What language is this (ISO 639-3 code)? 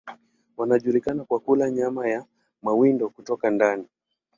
swa